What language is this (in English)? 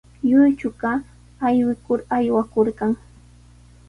Sihuas Ancash Quechua